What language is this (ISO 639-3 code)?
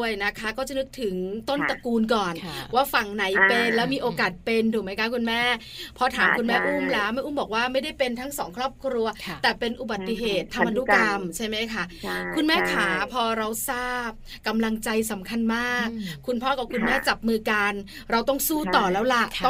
tha